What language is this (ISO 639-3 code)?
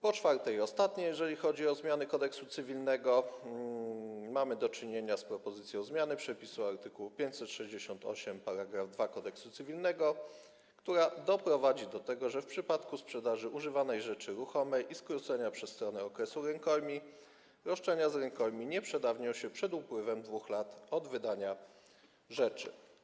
pol